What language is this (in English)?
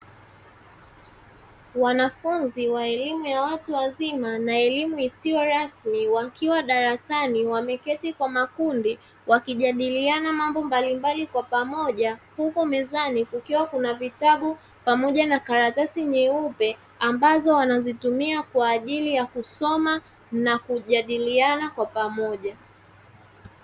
Swahili